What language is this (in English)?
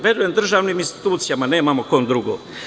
Serbian